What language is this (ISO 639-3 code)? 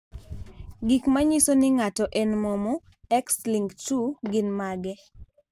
luo